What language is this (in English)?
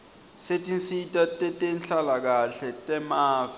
Swati